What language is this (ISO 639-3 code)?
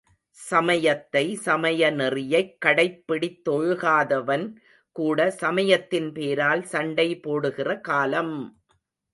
tam